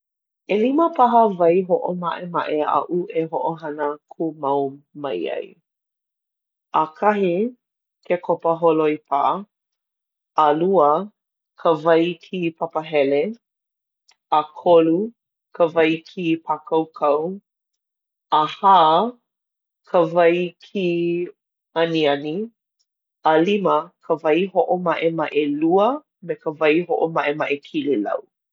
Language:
Hawaiian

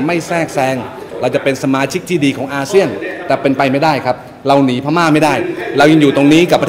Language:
Thai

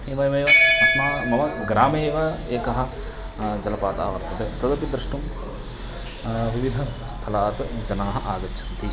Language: Sanskrit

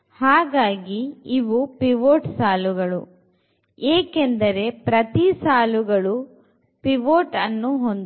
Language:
Kannada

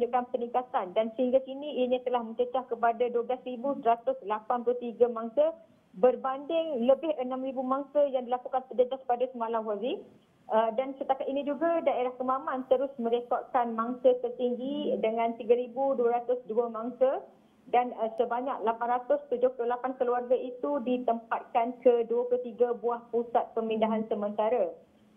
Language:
Malay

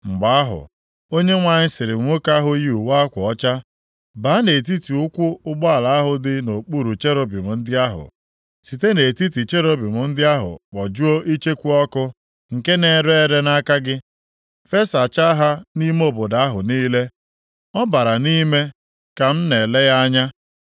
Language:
Igbo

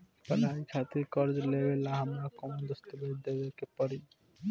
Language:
Bhojpuri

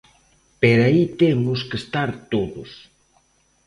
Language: Galician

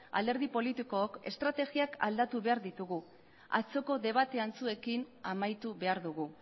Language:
Basque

